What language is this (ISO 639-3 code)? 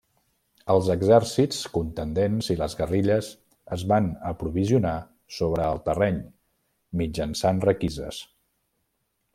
cat